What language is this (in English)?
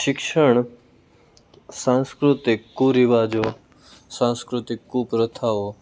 Gujarati